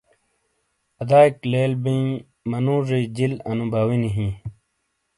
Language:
Shina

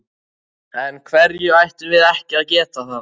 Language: Icelandic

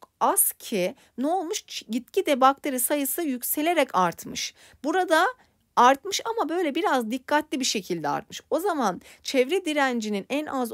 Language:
Turkish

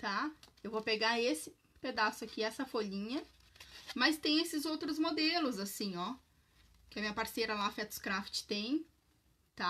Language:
Portuguese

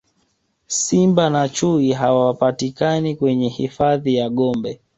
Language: Swahili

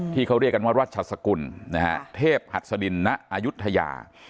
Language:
Thai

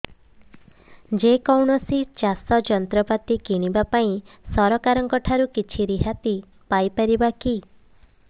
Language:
Odia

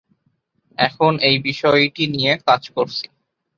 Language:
Bangla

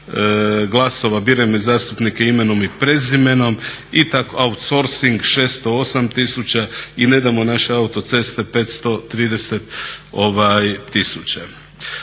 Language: Croatian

